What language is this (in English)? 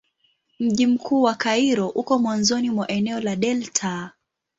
Swahili